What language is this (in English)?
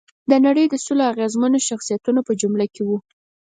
Pashto